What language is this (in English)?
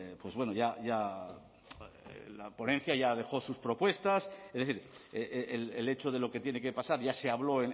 Spanish